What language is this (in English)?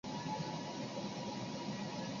Chinese